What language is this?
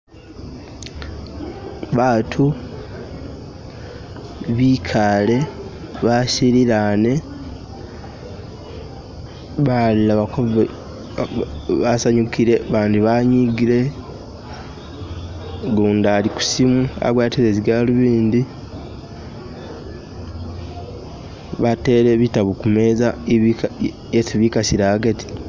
Masaaba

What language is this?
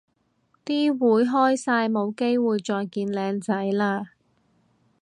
Cantonese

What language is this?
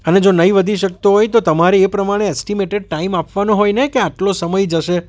Gujarati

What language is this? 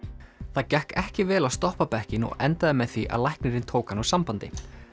Icelandic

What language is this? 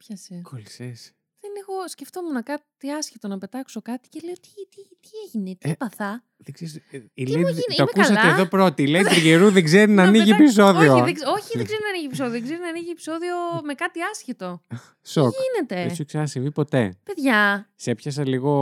Greek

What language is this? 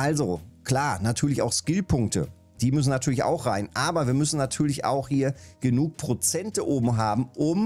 German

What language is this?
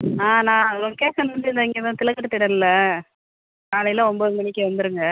Tamil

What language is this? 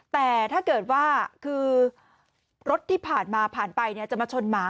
Thai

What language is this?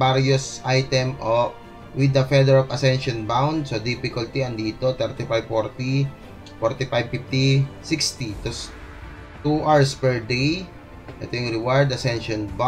Filipino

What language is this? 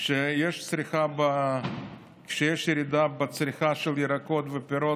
Hebrew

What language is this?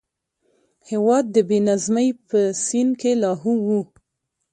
Pashto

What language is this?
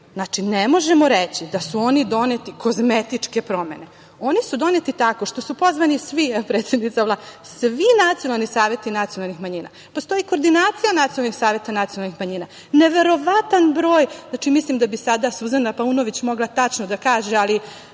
Serbian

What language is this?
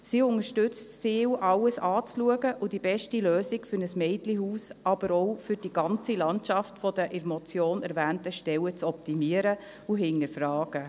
Swiss German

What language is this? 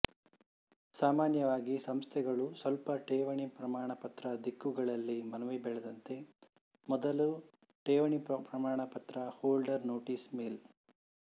Kannada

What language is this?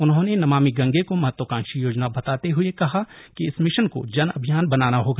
Hindi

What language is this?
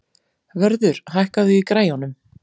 Icelandic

